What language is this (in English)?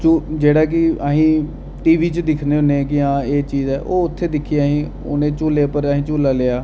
Dogri